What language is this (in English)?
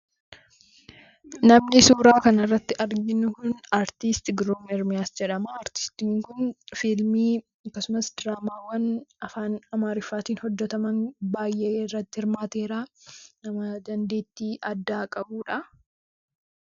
Oromo